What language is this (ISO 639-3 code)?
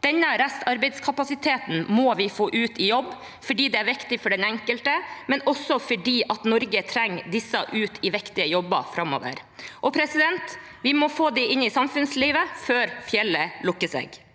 nor